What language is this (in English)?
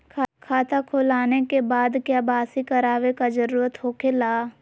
Magahi